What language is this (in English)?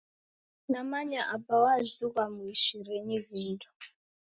Taita